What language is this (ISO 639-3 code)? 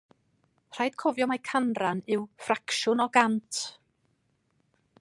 cym